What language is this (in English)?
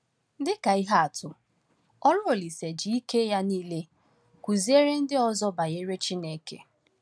Igbo